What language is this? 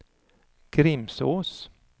Swedish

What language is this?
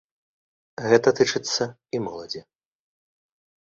Belarusian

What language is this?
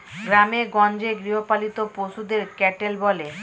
Bangla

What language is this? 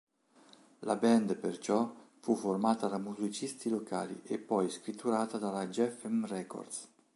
Italian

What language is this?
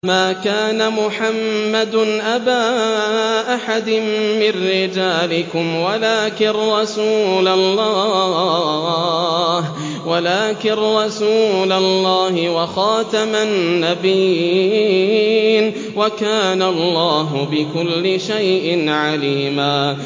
Arabic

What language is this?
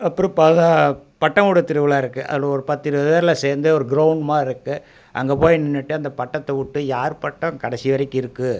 Tamil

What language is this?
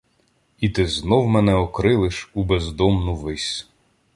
Ukrainian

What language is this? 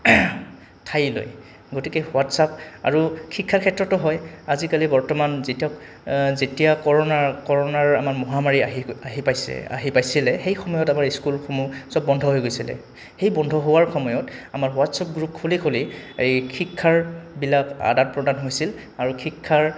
Assamese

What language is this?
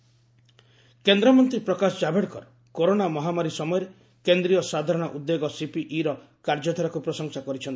Odia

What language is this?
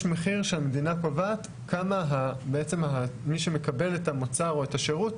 Hebrew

